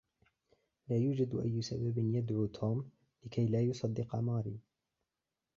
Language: Arabic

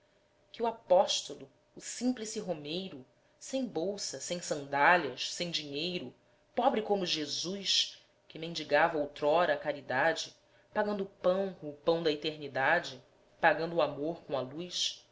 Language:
Portuguese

